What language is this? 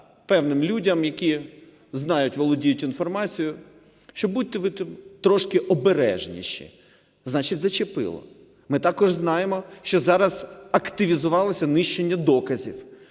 Ukrainian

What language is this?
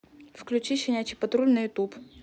Russian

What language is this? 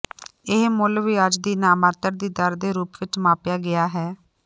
Punjabi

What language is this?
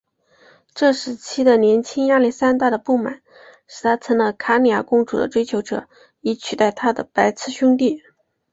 Chinese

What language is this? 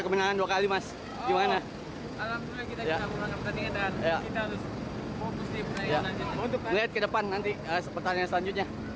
Indonesian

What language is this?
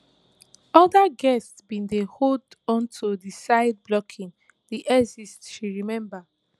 Nigerian Pidgin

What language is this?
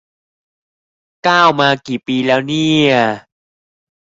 Thai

